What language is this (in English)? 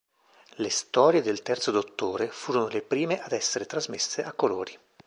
Italian